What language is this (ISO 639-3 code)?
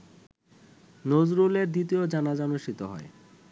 ben